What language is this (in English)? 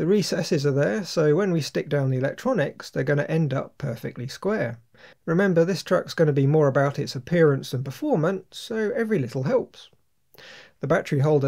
English